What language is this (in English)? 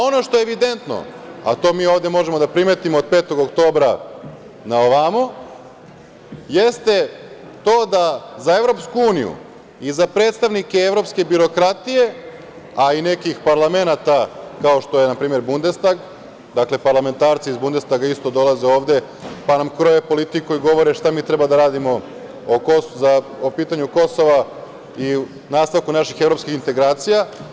Serbian